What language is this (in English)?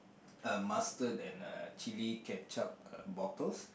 English